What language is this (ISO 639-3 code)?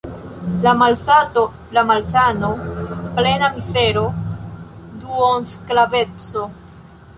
epo